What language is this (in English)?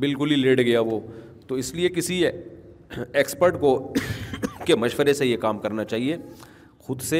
Urdu